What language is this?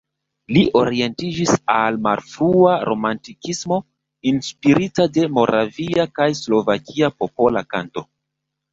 Esperanto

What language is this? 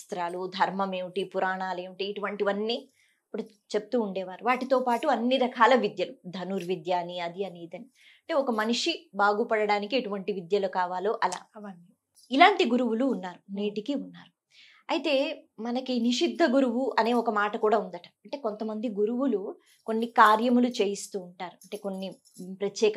Telugu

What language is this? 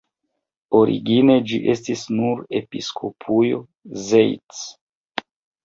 Esperanto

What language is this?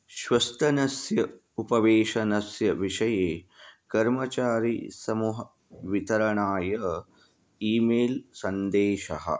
Sanskrit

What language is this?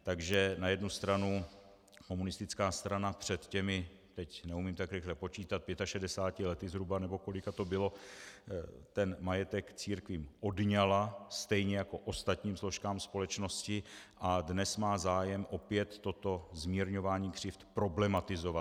Czech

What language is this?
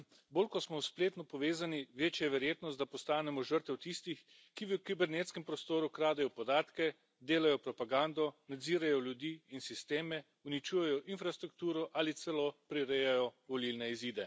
Slovenian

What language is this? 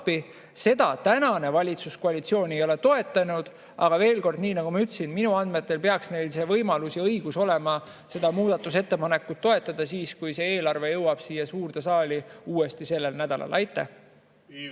Estonian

